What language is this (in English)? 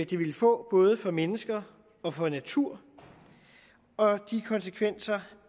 Danish